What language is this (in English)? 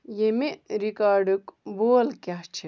Kashmiri